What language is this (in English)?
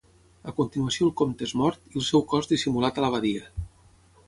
Catalan